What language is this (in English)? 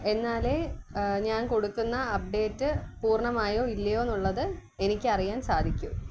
Malayalam